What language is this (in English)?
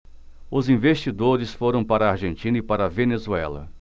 Portuguese